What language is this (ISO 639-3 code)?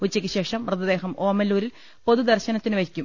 mal